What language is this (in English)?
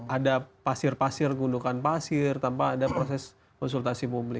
Indonesian